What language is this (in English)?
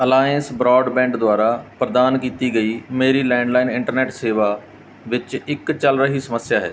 Punjabi